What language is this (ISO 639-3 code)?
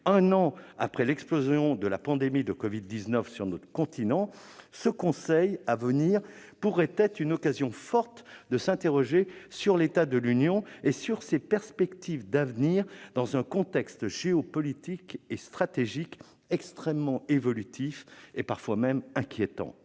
fra